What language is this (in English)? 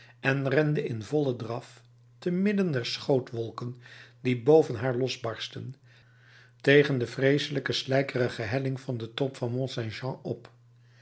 Dutch